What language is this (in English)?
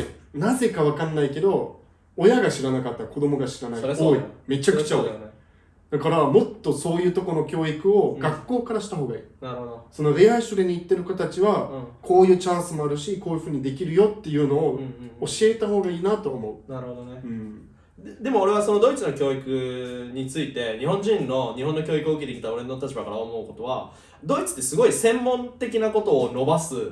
Japanese